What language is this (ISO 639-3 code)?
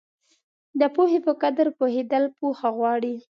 pus